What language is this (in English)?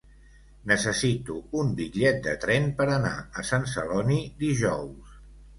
Catalan